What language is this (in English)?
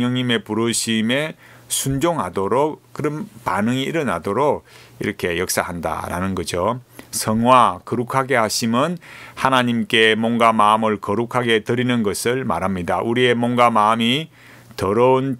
Korean